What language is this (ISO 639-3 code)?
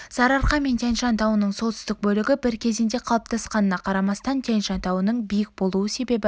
kaz